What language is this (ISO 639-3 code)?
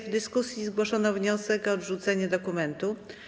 pol